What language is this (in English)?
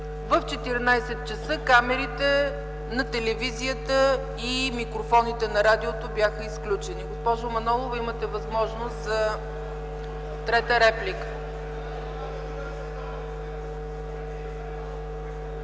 Bulgarian